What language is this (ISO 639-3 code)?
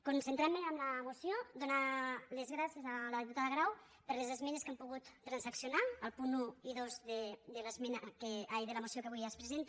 cat